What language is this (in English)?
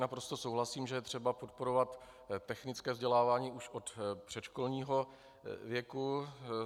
Czech